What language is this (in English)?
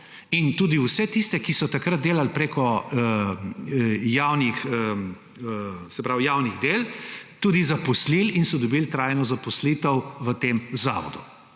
Slovenian